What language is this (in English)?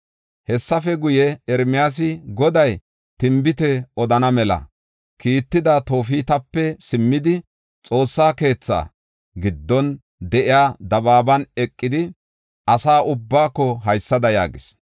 Gofa